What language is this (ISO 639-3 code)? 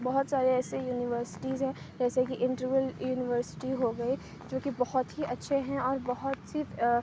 urd